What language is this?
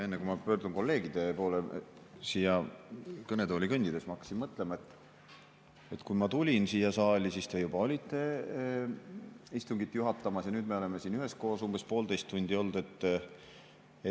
Estonian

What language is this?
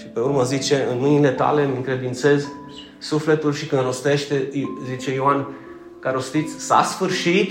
Romanian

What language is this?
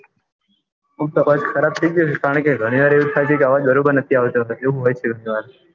Gujarati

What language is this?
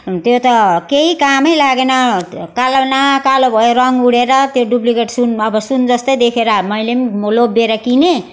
Nepali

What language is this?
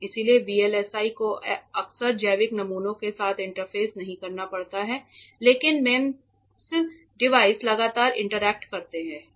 Hindi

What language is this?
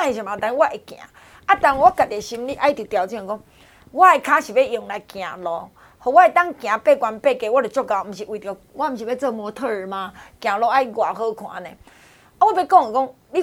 Chinese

